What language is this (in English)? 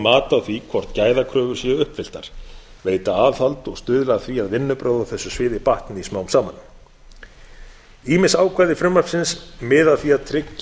Icelandic